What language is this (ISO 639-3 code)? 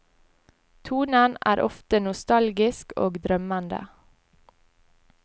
nor